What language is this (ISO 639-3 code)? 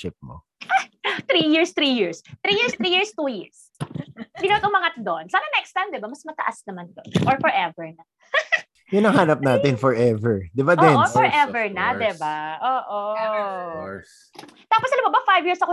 fil